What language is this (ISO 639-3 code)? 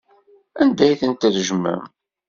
kab